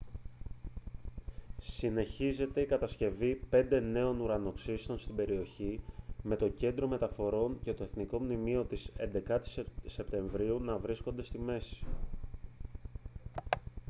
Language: Greek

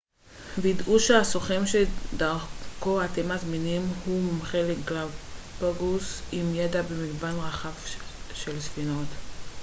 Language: Hebrew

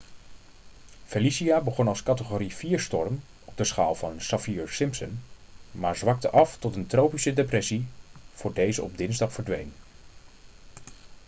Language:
Dutch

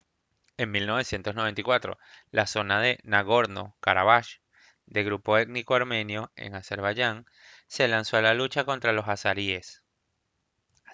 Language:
Spanish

